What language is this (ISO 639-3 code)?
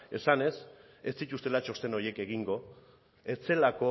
eus